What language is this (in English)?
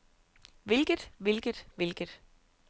Danish